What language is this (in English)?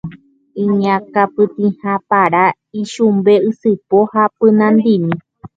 Guarani